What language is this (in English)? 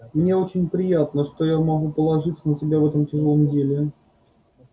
Russian